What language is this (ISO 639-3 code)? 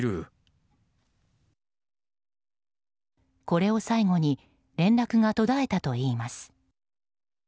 jpn